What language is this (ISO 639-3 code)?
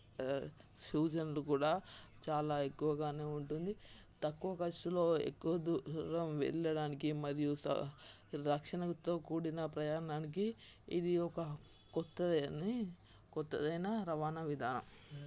tel